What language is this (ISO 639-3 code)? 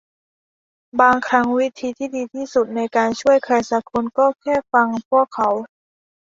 tha